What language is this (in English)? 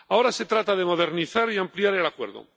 Spanish